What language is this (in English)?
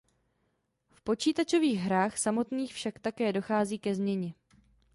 Czech